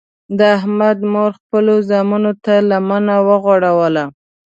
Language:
Pashto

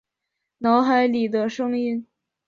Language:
Chinese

